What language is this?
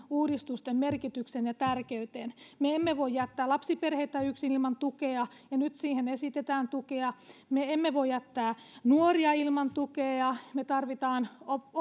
Finnish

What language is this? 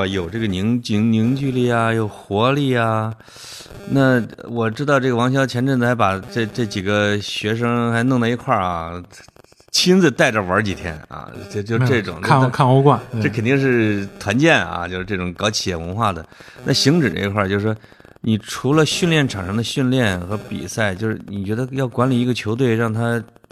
Chinese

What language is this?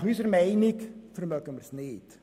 Swiss German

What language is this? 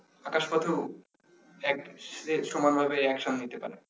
Bangla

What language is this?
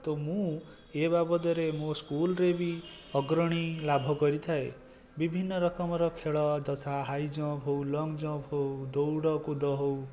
Odia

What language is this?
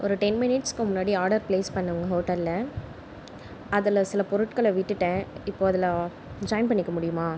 Tamil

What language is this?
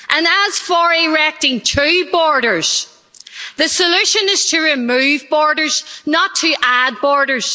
English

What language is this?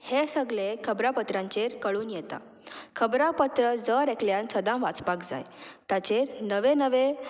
Konkani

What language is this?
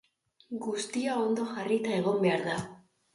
Basque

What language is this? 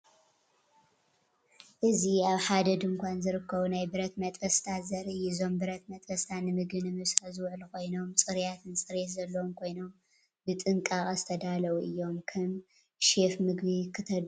Tigrinya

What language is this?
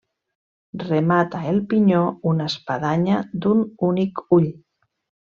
Catalan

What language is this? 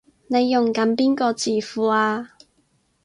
Cantonese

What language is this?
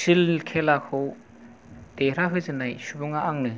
Bodo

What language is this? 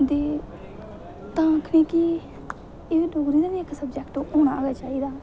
Dogri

